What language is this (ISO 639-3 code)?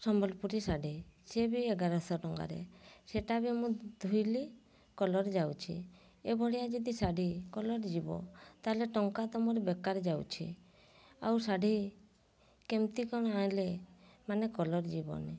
ori